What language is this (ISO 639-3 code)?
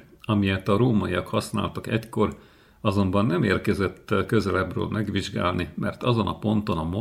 hun